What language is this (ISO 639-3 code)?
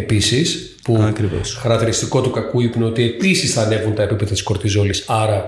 ell